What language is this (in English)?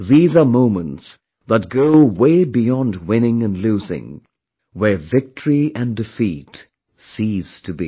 English